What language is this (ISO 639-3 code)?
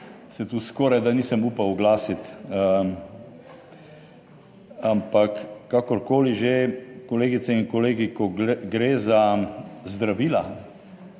slv